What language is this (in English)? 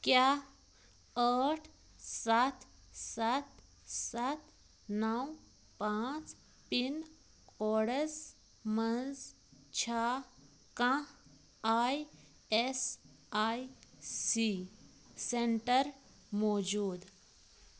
Kashmiri